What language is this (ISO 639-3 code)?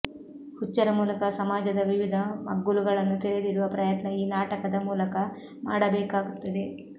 kan